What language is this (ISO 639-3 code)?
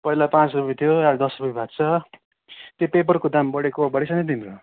nep